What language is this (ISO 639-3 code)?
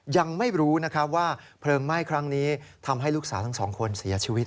tha